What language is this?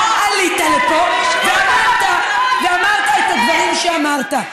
Hebrew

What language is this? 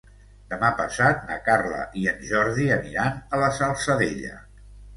Catalan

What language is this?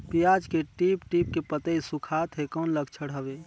Chhattisgarhi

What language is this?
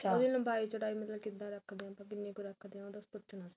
Punjabi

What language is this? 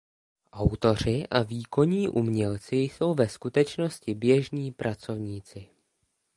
Czech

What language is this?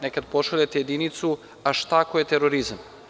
Serbian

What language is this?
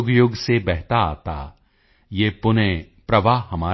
Punjabi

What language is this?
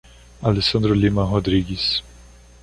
Portuguese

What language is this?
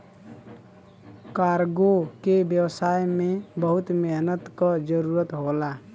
Bhojpuri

